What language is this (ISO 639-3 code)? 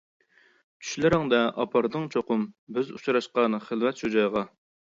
uig